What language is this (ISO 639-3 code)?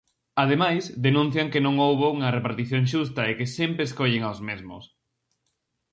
glg